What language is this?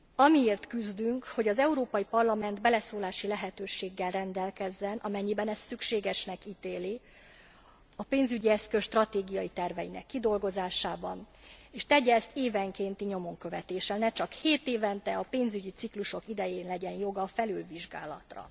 Hungarian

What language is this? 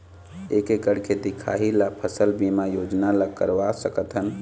Chhattisgarhi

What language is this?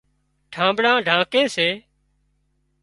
Wadiyara Koli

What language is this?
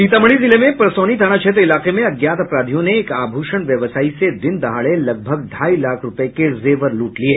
Hindi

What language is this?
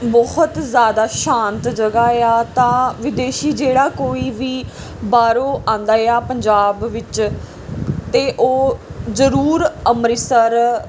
Punjabi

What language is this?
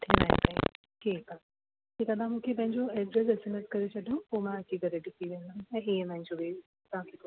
Sindhi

